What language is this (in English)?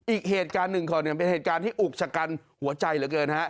Thai